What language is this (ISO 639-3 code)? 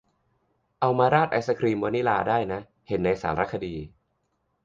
tha